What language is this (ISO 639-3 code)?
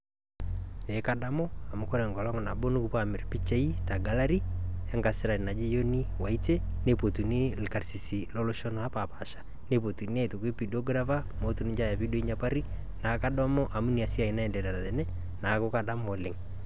mas